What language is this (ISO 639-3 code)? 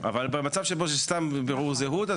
heb